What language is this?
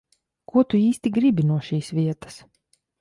Latvian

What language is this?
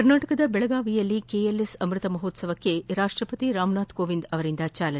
Kannada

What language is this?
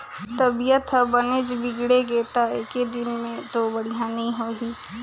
Chhattisgarhi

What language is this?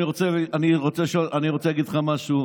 Hebrew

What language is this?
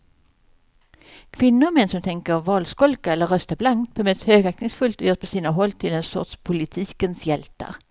Swedish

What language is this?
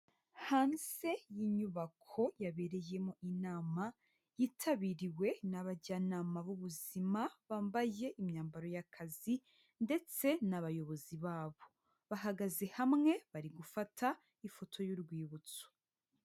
Kinyarwanda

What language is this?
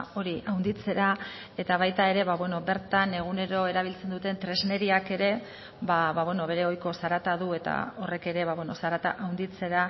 Basque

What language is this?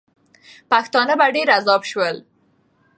Pashto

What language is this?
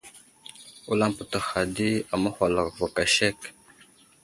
Wuzlam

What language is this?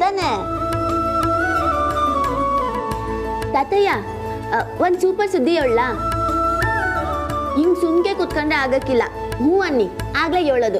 Kannada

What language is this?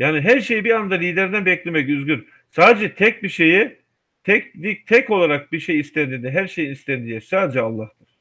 Turkish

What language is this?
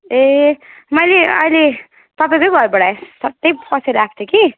Nepali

